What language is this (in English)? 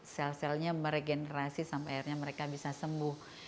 Indonesian